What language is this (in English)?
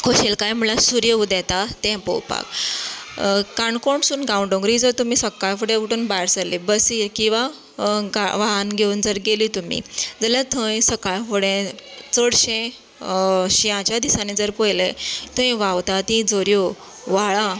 Konkani